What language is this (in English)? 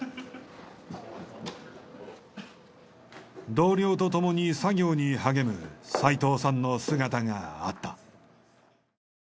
Japanese